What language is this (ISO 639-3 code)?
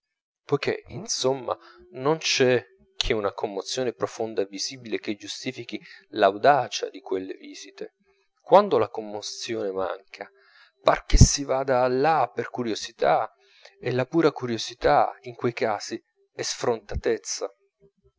ita